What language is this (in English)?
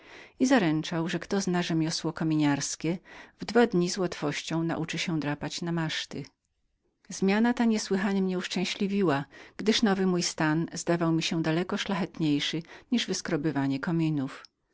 Polish